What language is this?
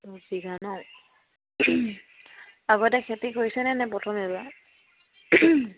Assamese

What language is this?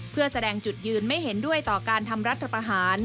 Thai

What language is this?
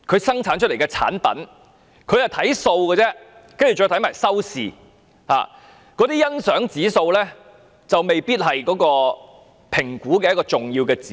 Cantonese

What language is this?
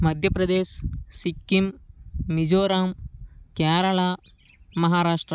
Telugu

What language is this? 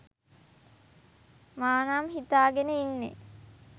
Sinhala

